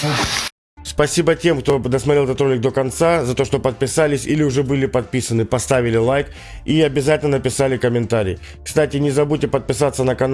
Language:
Russian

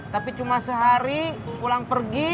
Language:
Indonesian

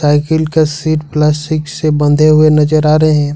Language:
Hindi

